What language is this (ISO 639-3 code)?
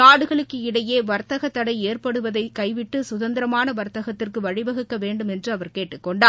tam